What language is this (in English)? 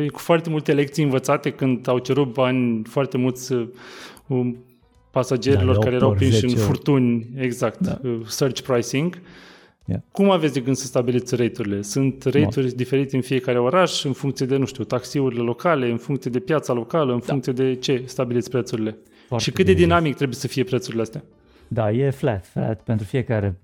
Romanian